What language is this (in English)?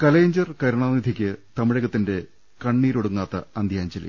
Malayalam